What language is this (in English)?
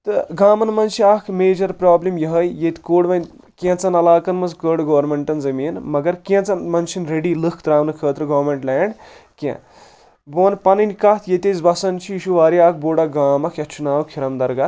Kashmiri